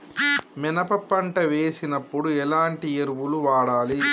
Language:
Telugu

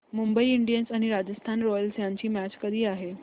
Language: Marathi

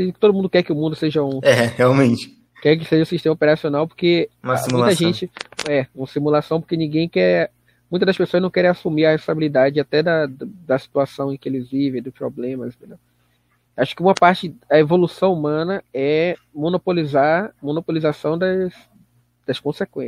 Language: Portuguese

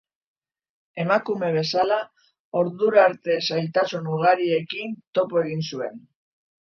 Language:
Basque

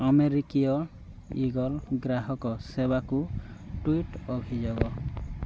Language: Odia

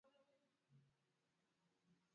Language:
Swahili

